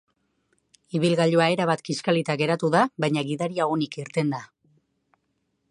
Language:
Basque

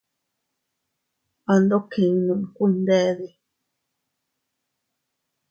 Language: Teutila Cuicatec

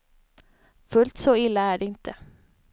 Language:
Swedish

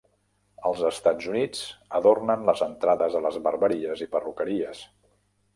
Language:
Catalan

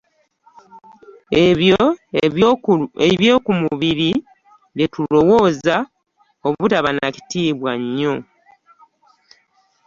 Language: Ganda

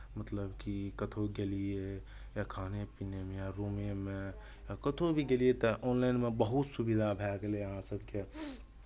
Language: Maithili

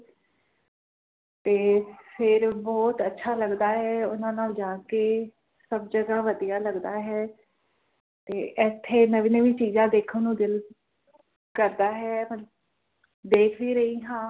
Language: Punjabi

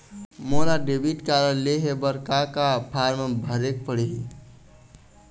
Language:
Chhattisgarhi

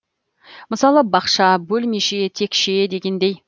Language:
Kazakh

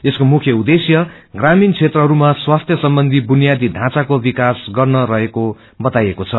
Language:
Nepali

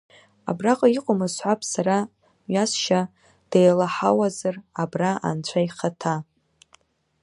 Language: Abkhazian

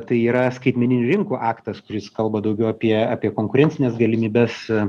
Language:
Lithuanian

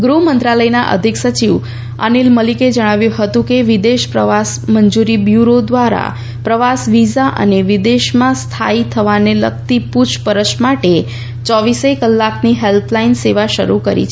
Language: Gujarati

